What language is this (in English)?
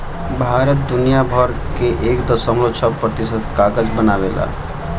Bhojpuri